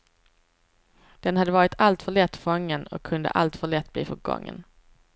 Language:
Swedish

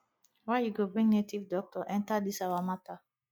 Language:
Nigerian Pidgin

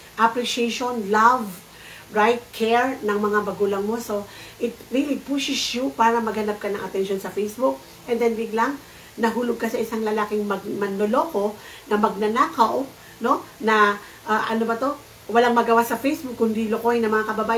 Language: Filipino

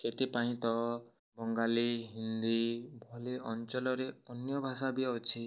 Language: Odia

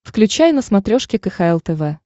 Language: Russian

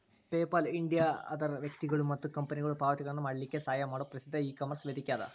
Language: Kannada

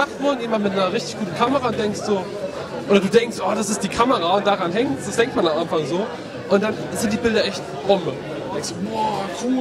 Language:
German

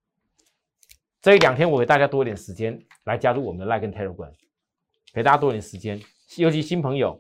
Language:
Chinese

